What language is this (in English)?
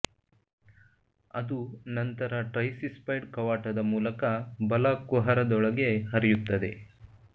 Kannada